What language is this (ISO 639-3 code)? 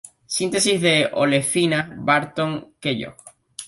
spa